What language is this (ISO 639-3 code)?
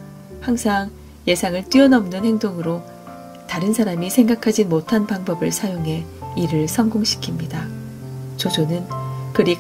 kor